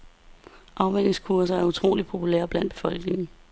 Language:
Danish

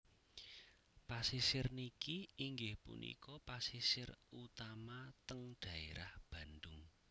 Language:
Javanese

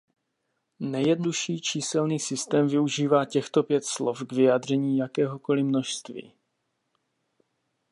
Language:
Czech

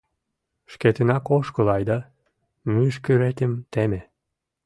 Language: Mari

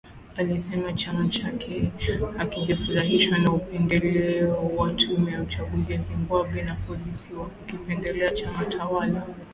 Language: Swahili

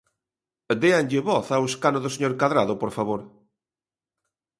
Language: Galician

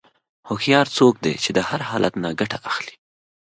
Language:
Pashto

